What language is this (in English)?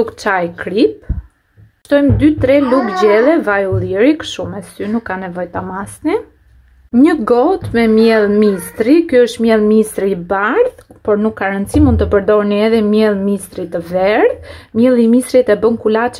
Romanian